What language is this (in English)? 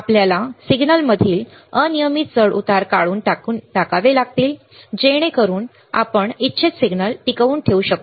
Marathi